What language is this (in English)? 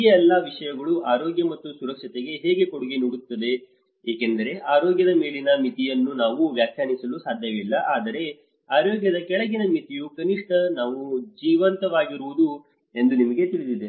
Kannada